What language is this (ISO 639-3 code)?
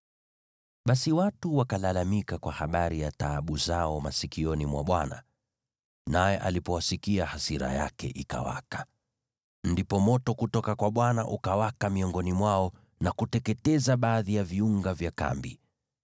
swa